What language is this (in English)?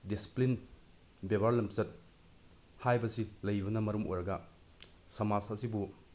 Manipuri